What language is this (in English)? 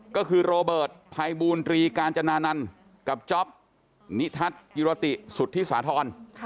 Thai